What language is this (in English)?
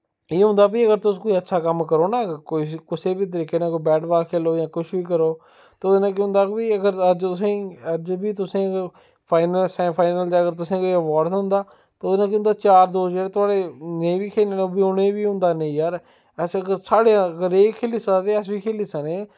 Dogri